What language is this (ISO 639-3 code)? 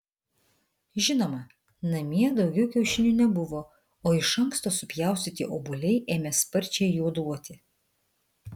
lit